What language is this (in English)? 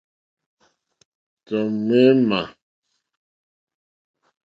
Mokpwe